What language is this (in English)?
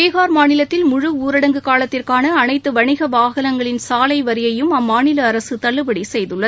Tamil